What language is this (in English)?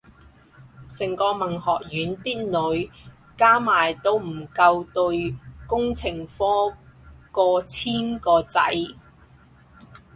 Cantonese